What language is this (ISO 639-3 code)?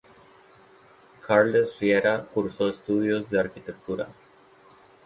spa